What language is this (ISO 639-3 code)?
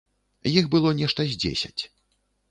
bel